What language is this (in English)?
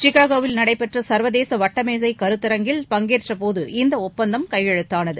Tamil